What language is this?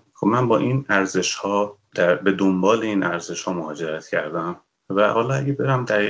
Persian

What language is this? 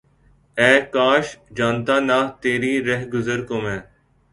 Urdu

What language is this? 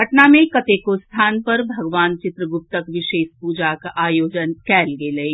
Maithili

